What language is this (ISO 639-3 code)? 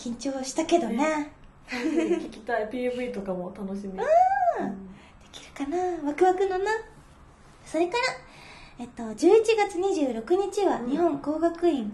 jpn